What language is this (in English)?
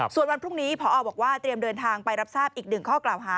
Thai